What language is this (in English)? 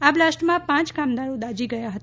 Gujarati